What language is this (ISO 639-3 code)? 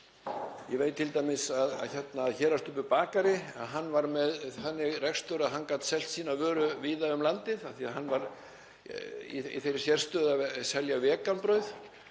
isl